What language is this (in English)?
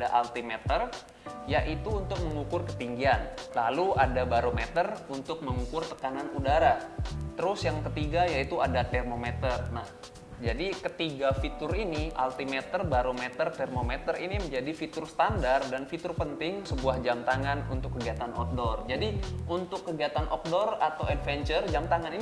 Indonesian